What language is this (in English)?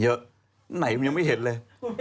Thai